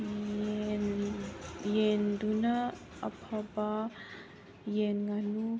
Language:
Manipuri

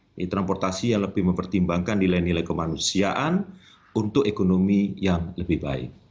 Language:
Indonesian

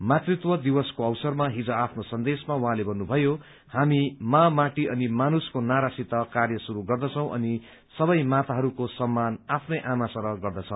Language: Nepali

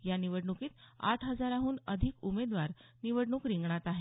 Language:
Marathi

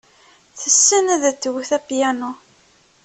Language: Kabyle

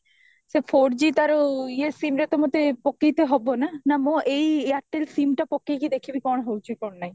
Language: Odia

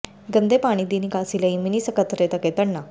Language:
Punjabi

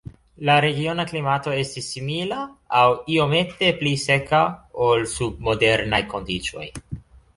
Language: Esperanto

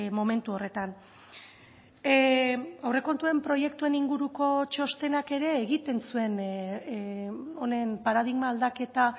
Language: Basque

